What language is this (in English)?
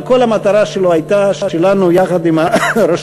Hebrew